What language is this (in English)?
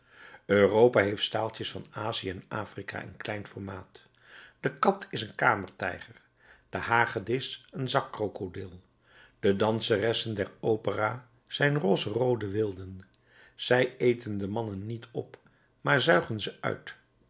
Dutch